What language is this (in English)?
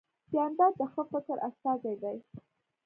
Pashto